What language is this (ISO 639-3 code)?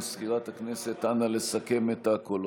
heb